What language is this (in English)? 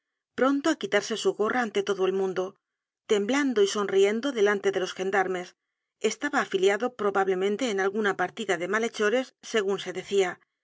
Spanish